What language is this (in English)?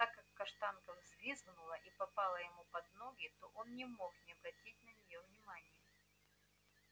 Russian